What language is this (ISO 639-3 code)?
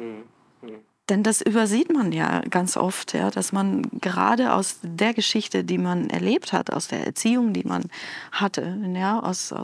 deu